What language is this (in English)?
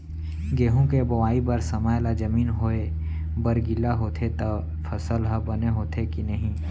Chhattisgarhi